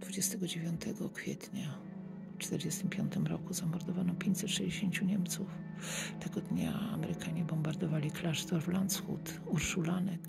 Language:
Polish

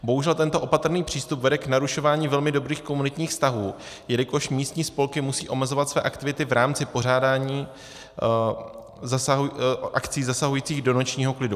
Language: Czech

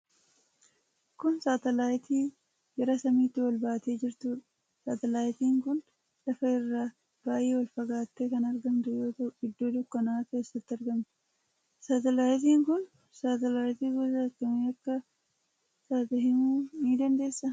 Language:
Oromo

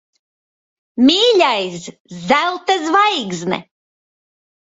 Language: Latvian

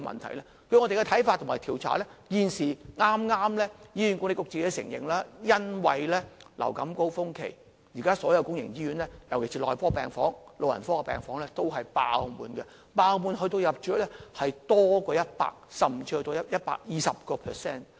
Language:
Cantonese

